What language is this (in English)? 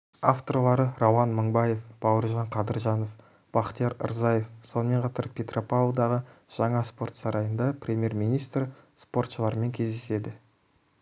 Kazakh